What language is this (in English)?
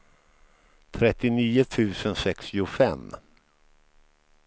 Swedish